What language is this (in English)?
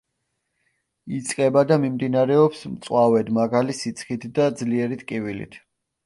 Georgian